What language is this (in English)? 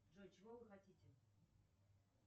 Russian